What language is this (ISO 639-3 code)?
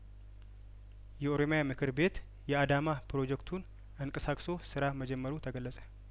amh